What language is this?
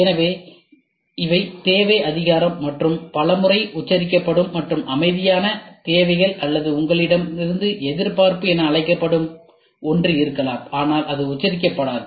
Tamil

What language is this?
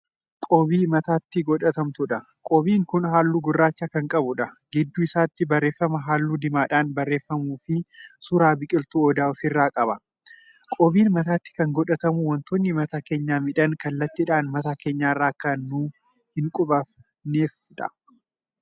Oromo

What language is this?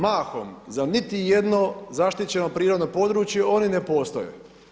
Croatian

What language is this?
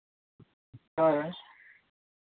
Santali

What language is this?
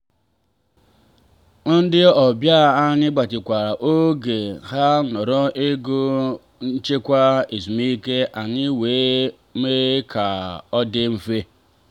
Igbo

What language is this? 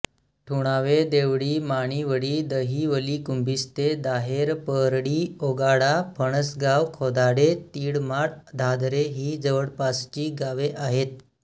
Marathi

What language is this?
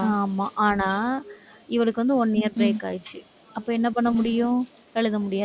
Tamil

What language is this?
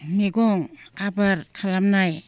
Bodo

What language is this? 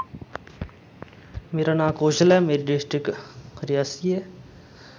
Dogri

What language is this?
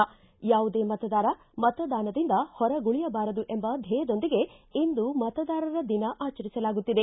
Kannada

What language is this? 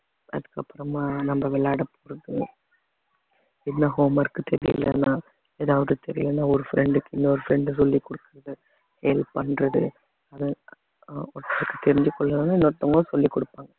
Tamil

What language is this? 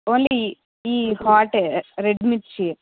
Telugu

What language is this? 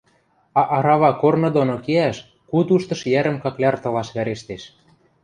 Western Mari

